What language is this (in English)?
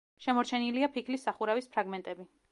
Georgian